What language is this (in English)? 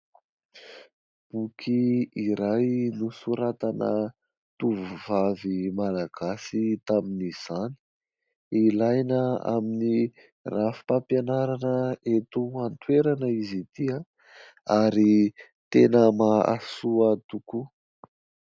Malagasy